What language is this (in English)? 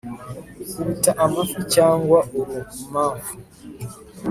Kinyarwanda